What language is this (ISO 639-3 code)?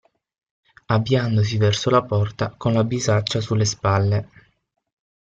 ita